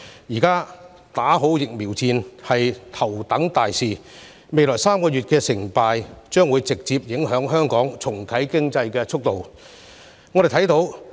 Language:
Cantonese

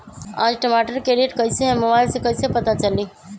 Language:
Magahi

